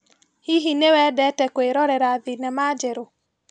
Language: Kikuyu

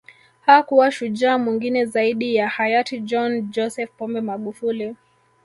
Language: Swahili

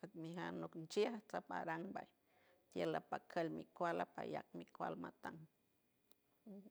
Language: San Francisco Del Mar Huave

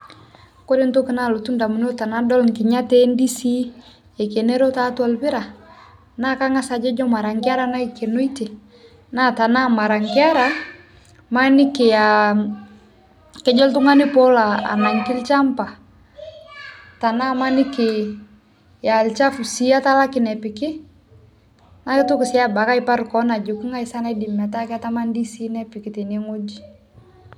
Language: Masai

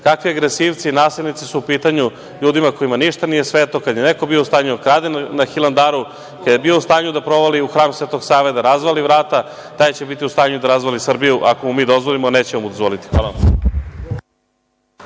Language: Serbian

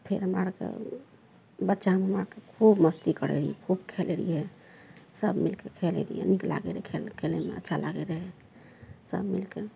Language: Maithili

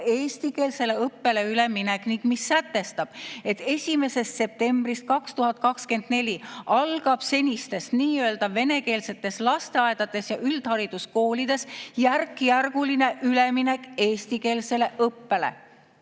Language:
Estonian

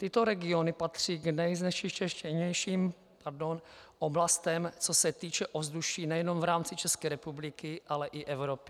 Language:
Czech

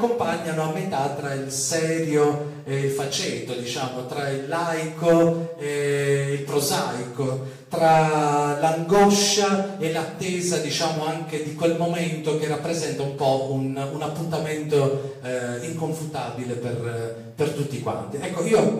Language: Italian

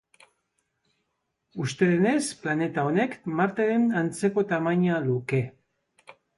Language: Basque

